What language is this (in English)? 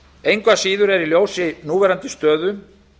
Icelandic